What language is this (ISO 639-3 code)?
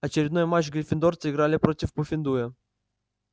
rus